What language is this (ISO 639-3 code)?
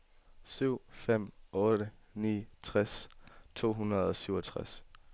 dan